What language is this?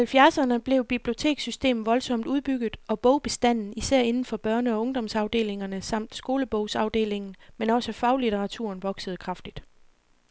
Danish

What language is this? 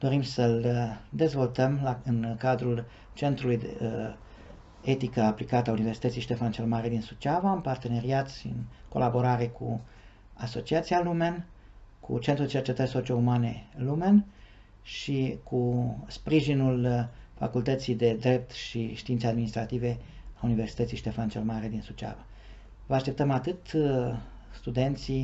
Romanian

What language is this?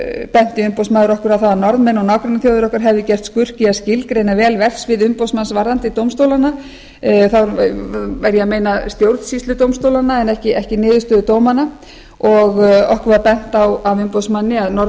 Icelandic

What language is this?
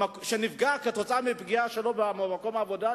Hebrew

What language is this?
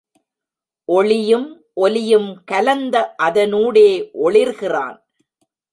Tamil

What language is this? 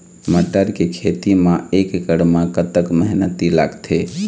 Chhattisgarhi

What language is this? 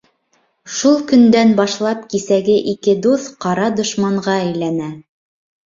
Bashkir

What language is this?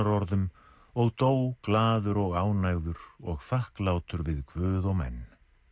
Icelandic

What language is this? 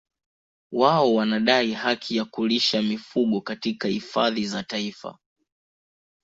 Swahili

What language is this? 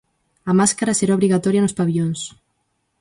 Galician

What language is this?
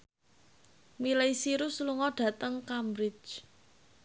Javanese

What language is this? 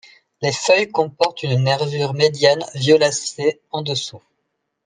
French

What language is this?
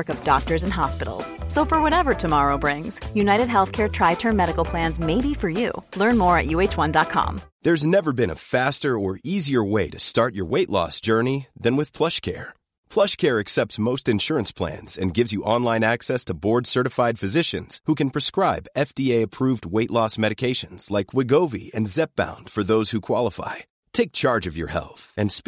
Swedish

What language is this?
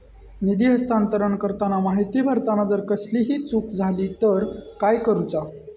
Marathi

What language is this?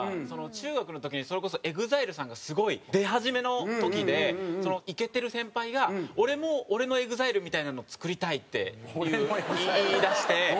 Japanese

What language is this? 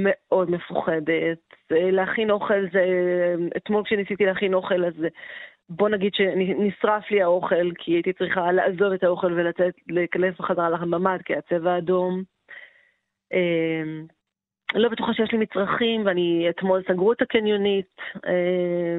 Hebrew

